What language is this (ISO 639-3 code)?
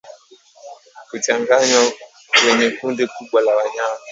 swa